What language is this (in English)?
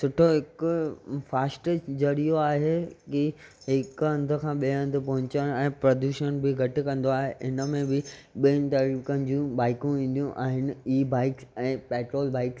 Sindhi